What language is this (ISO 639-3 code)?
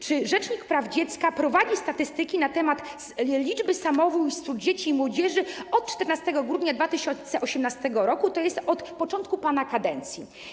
pol